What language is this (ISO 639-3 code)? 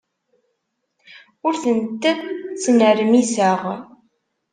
kab